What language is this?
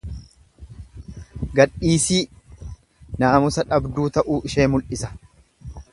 Oromo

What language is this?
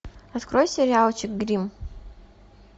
Russian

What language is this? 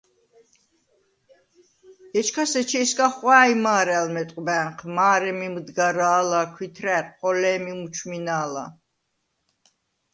Svan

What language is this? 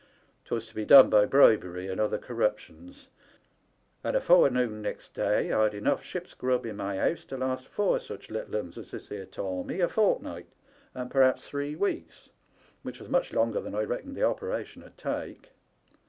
English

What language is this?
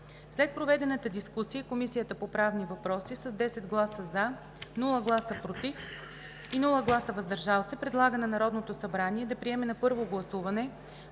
Bulgarian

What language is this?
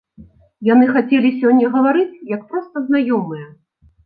Belarusian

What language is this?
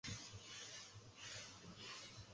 Chinese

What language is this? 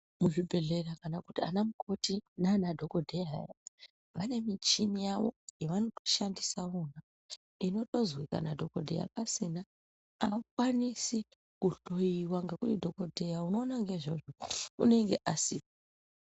Ndau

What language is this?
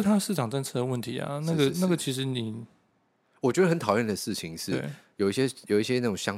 Chinese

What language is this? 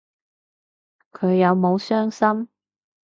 Cantonese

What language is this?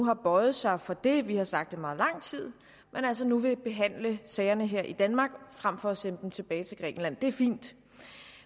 Danish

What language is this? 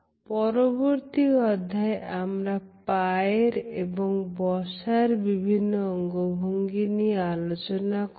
Bangla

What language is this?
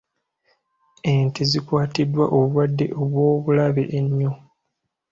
Ganda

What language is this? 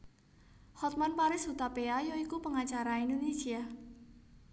Javanese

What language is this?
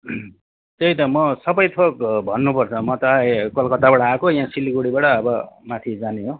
Nepali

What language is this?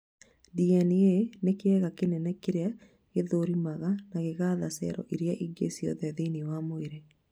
Kikuyu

